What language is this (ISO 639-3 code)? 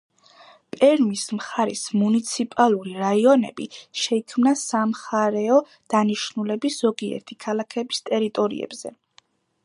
kat